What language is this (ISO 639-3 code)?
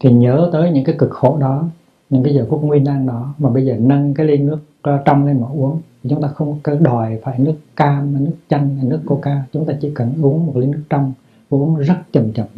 vie